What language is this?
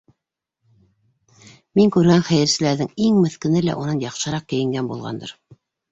Bashkir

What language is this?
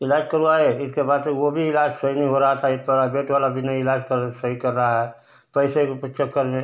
Hindi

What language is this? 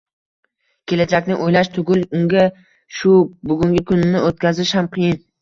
Uzbek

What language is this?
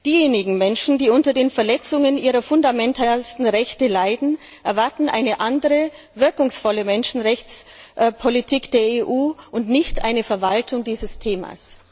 German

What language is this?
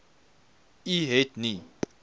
Afrikaans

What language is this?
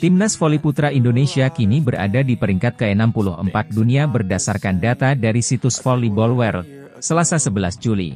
Indonesian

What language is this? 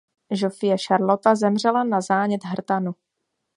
Czech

